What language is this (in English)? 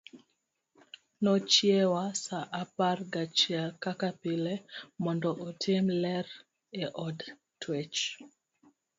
Luo (Kenya and Tanzania)